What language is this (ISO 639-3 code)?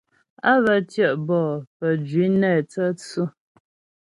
bbj